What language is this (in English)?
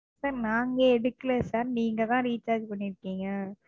Tamil